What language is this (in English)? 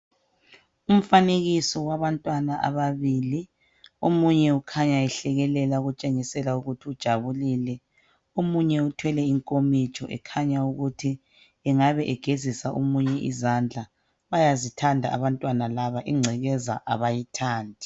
North Ndebele